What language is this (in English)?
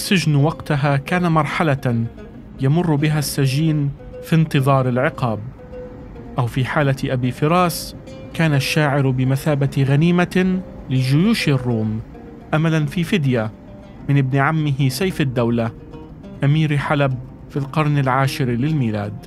Arabic